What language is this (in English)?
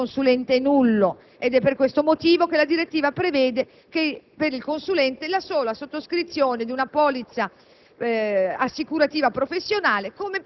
Italian